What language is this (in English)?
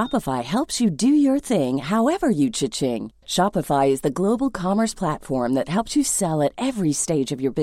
Filipino